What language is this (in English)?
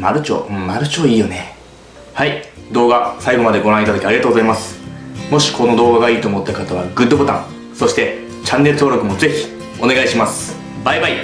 Japanese